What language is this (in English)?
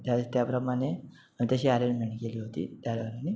Marathi